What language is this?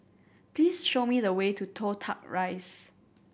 English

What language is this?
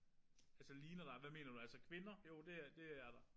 Danish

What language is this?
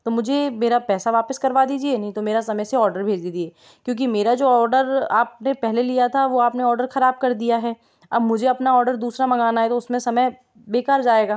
Hindi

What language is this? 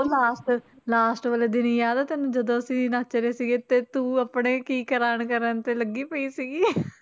Punjabi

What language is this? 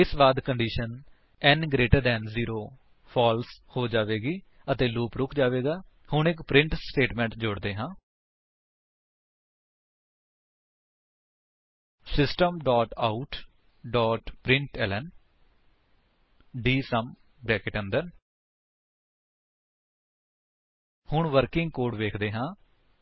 Punjabi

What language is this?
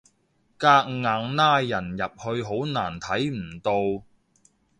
Cantonese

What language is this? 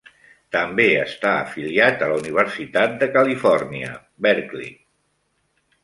Catalan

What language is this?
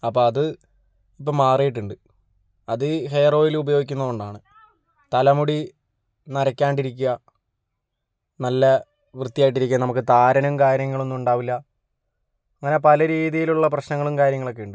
Malayalam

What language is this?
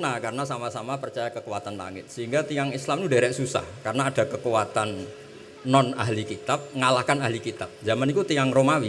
Indonesian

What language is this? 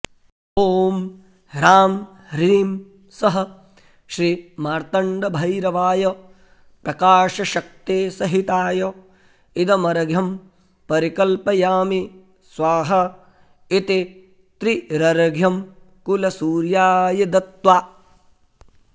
Sanskrit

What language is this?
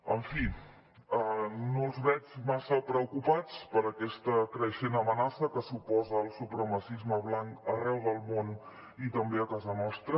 Catalan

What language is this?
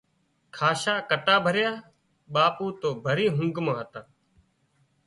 Wadiyara Koli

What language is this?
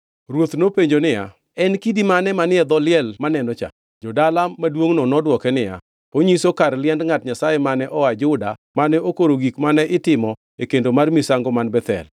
Luo (Kenya and Tanzania)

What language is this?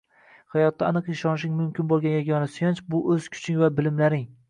Uzbek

